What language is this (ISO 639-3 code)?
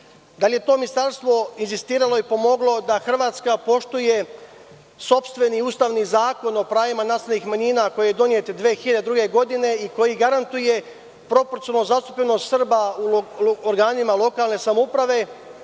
srp